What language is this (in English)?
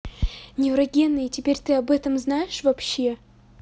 Russian